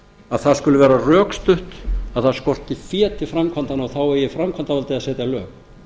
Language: Icelandic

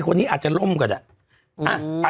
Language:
Thai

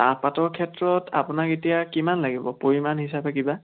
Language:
Assamese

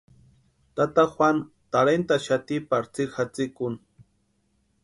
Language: Western Highland Purepecha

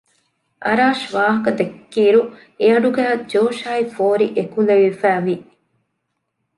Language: Divehi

